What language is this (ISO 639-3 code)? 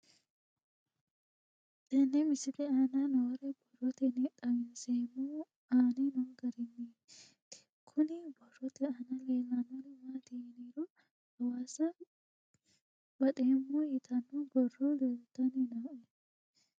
sid